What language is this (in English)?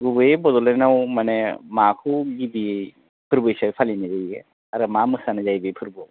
Bodo